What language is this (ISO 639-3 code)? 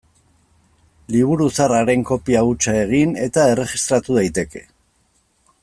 eus